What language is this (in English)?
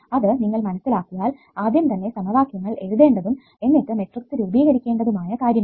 Malayalam